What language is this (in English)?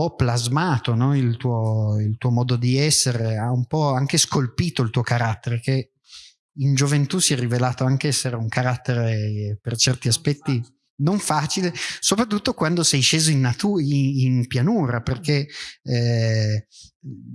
Italian